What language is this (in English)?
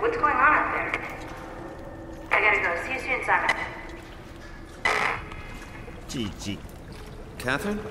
Korean